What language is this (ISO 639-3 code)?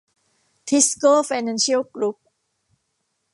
tha